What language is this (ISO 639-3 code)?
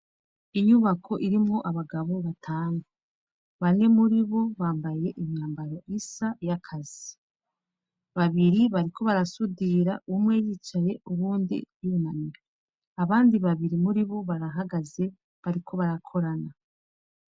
run